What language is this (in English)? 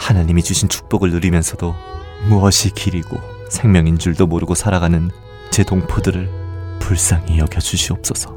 Korean